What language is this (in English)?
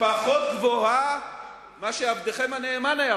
Hebrew